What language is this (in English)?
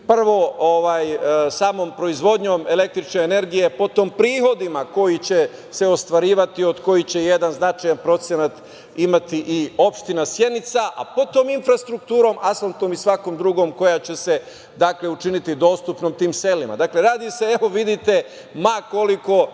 Serbian